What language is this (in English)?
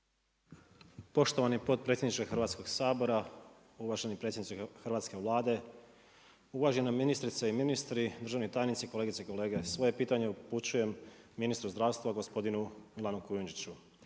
Croatian